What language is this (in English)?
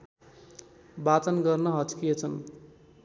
Nepali